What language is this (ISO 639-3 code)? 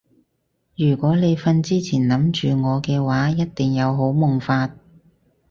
yue